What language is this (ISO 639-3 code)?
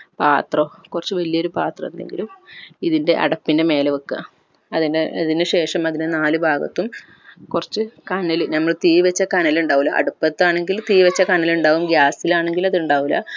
mal